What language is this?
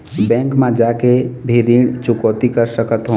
Chhattisgarhi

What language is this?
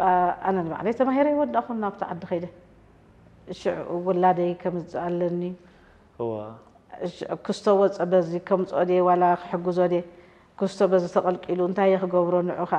Arabic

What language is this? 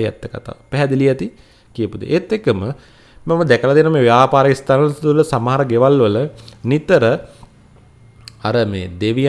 Indonesian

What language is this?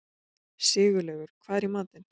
Icelandic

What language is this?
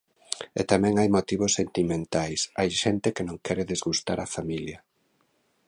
Galician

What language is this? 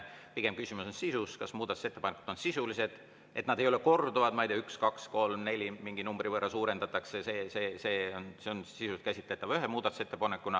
Estonian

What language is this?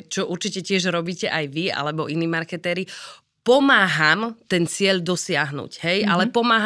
Slovak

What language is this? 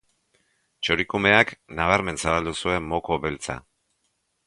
Basque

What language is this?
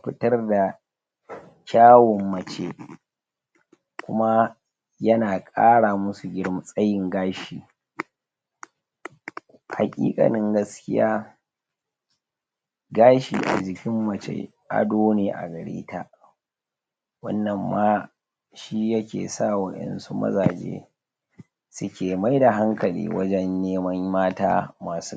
Hausa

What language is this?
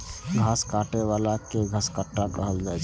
Maithili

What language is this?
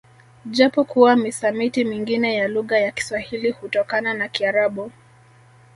Swahili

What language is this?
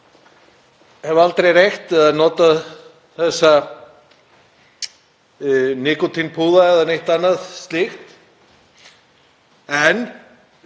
Icelandic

